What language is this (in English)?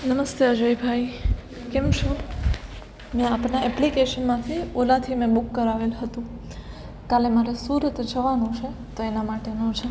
Gujarati